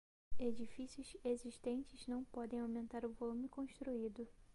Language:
Portuguese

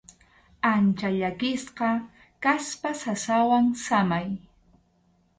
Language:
Arequipa-La Unión Quechua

